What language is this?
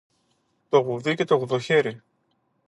Greek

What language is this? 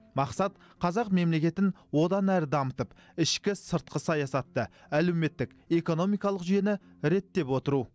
Kazakh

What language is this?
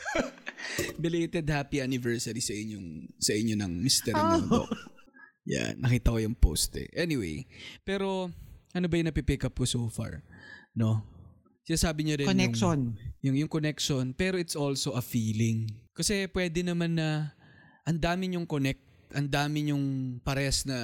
Filipino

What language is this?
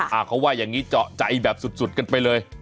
Thai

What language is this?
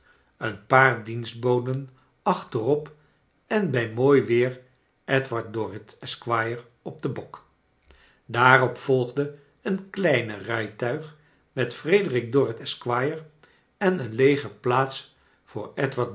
Dutch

